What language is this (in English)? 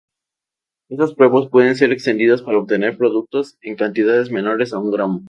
Spanish